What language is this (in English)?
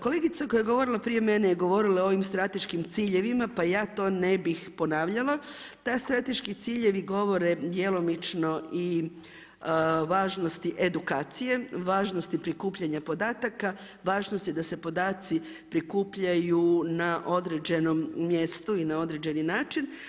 Croatian